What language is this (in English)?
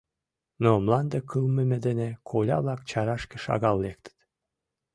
Mari